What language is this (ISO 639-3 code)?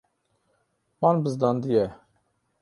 kur